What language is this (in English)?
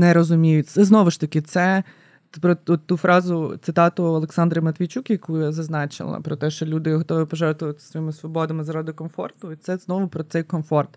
Ukrainian